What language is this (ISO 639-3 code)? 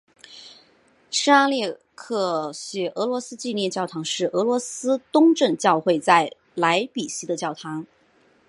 zho